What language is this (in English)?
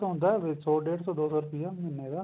Punjabi